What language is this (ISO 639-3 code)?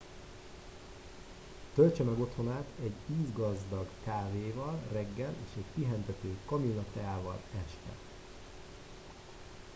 hun